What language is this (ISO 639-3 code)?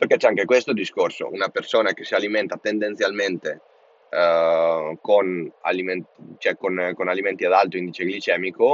ita